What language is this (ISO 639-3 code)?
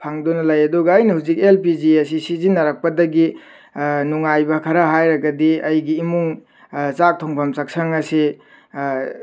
mni